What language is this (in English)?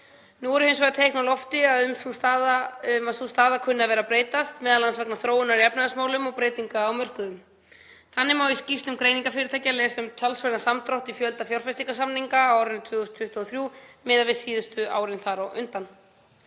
Icelandic